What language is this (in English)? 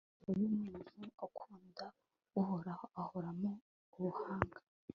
Kinyarwanda